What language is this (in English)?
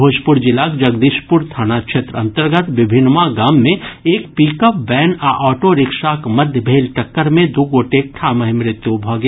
Maithili